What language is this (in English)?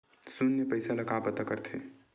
Chhattisgarhi